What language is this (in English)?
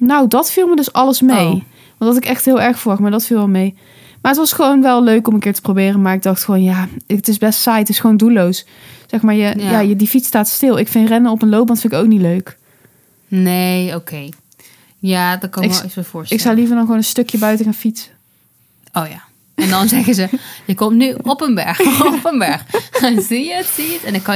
Dutch